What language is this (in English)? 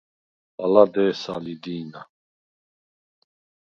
Svan